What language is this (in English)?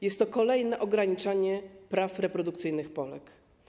Polish